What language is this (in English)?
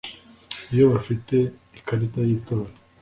Kinyarwanda